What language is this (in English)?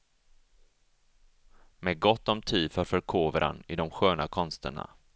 Swedish